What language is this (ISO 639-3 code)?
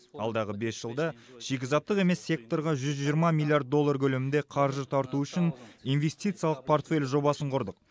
kaz